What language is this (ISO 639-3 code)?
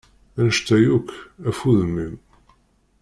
kab